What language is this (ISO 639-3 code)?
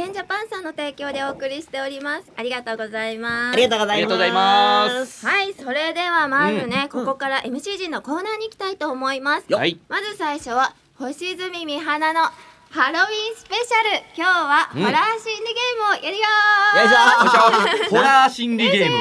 jpn